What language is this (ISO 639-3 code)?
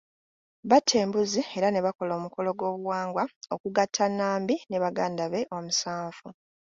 lug